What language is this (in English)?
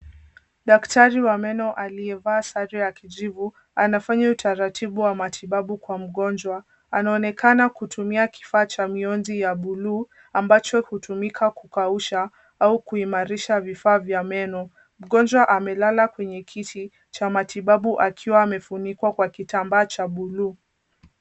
Swahili